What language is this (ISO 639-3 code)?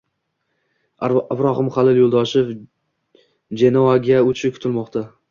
uzb